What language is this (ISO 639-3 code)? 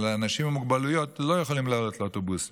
heb